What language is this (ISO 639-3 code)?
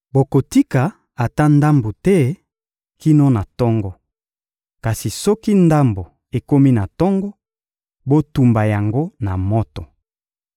lin